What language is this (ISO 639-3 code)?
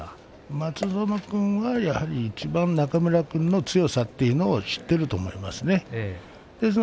jpn